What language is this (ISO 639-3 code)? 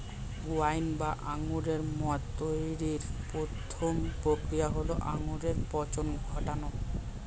ben